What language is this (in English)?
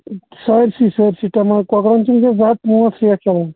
Kashmiri